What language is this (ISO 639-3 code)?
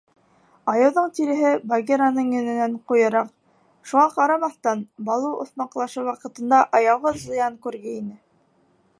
bak